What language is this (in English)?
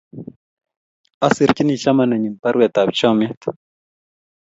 Kalenjin